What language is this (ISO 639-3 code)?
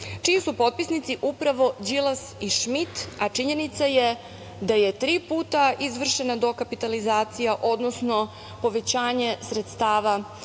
srp